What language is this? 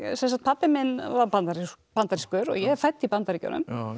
Icelandic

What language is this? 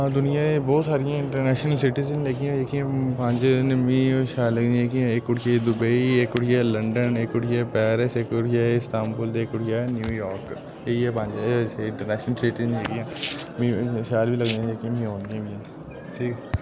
Dogri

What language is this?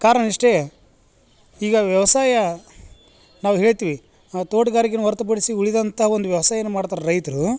Kannada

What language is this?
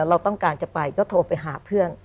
Thai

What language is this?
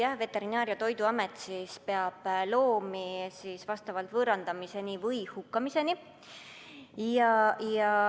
Estonian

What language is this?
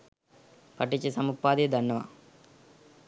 Sinhala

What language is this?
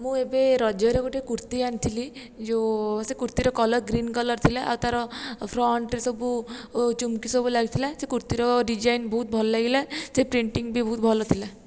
Odia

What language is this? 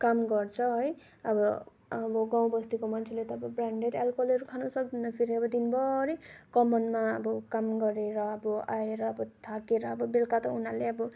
Nepali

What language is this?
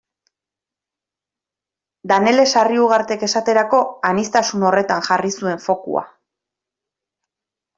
Basque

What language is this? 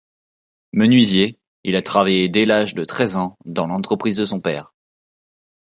French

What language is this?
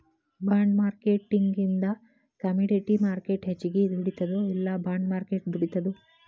Kannada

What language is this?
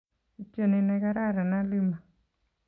Kalenjin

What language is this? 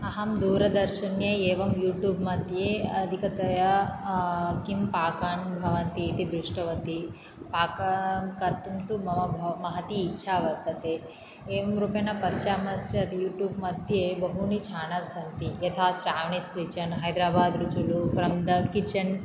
Sanskrit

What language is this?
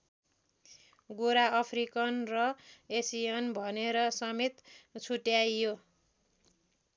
Nepali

